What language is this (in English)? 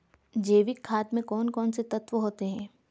Hindi